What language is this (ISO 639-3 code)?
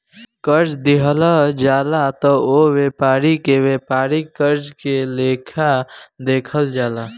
bho